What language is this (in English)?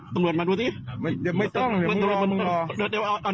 Thai